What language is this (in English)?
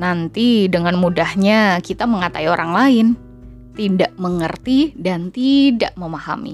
Indonesian